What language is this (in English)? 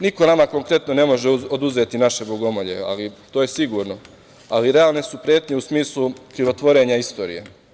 Serbian